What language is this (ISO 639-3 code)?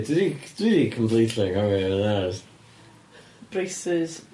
cym